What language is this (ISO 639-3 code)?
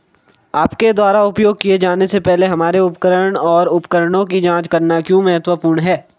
hin